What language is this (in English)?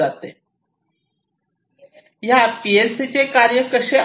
Marathi